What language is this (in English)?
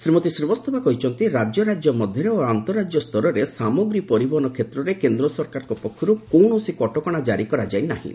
Odia